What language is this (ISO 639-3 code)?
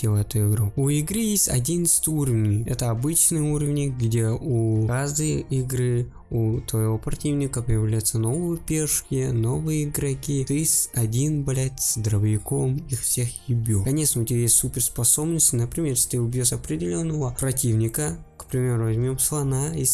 rus